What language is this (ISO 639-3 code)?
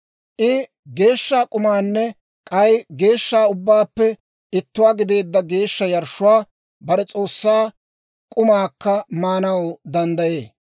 dwr